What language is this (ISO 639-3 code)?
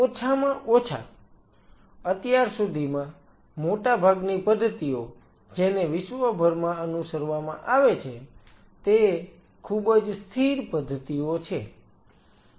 guj